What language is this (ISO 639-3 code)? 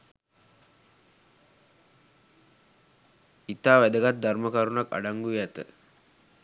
sin